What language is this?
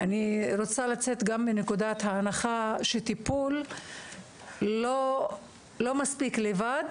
Hebrew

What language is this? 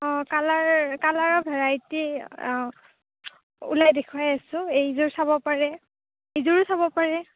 Assamese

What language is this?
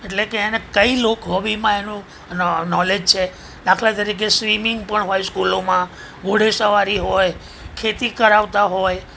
Gujarati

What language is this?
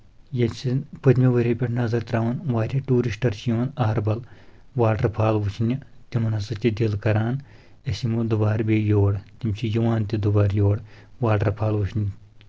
Kashmiri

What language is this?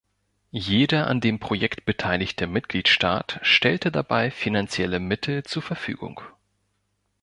German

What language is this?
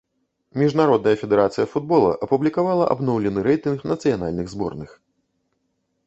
Belarusian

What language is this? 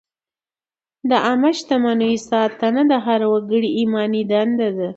Pashto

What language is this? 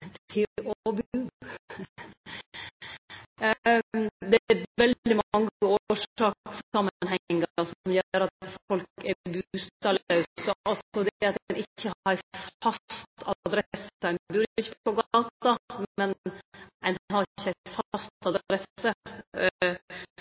Norwegian Nynorsk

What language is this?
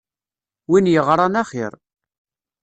Kabyle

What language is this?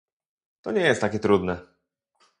Polish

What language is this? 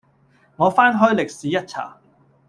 Cantonese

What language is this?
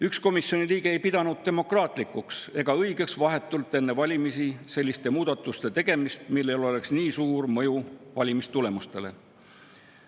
Estonian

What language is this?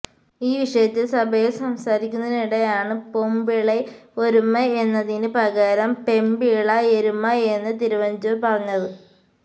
Malayalam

